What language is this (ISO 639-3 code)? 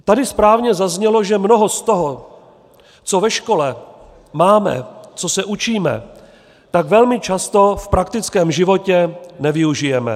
ces